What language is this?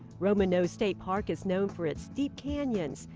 English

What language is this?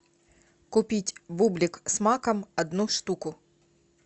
Russian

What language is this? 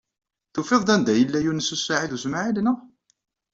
Kabyle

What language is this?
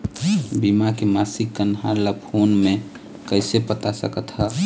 Chhattisgarhi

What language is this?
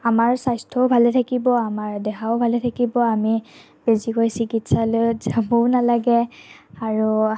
Assamese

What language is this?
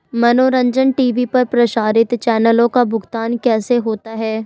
Hindi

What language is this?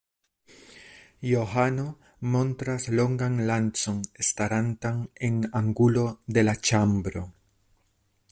Esperanto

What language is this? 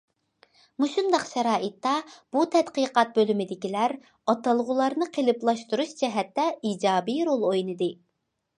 Uyghur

